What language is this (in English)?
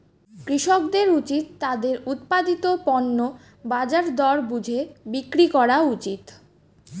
Bangla